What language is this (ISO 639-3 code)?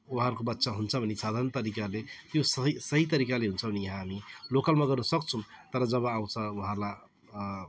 nep